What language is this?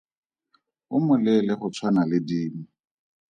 Tswana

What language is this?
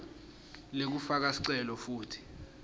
Swati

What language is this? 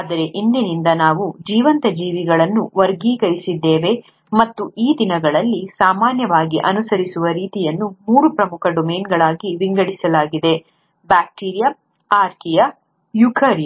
Kannada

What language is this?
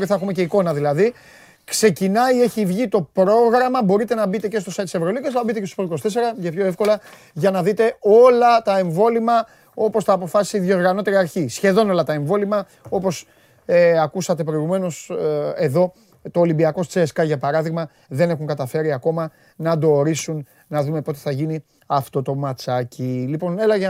Greek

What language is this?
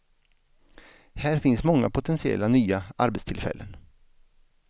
Swedish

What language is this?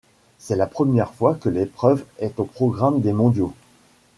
French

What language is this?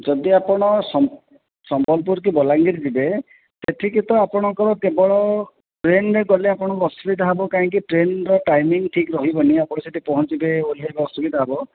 Odia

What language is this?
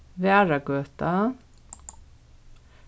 Faroese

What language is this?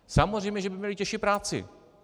Czech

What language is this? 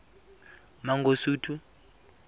Tswana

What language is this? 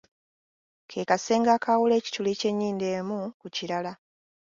Ganda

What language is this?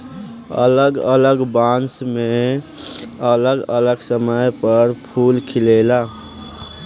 Bhojpuri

